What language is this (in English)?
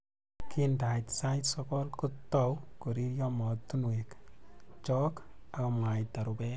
Kalenjin